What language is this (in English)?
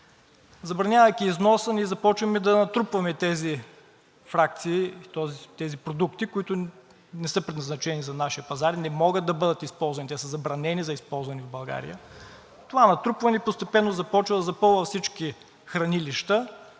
Bulgarian